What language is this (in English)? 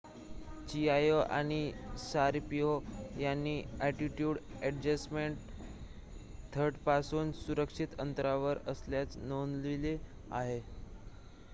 Marathi